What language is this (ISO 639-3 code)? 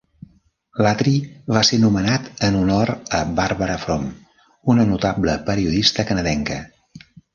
cat